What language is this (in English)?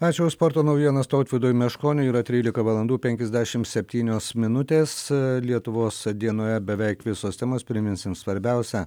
Lithuanian